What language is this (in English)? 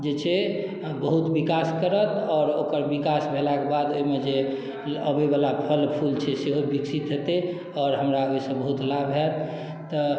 Maithili